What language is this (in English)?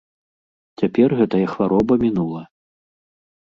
Belarusian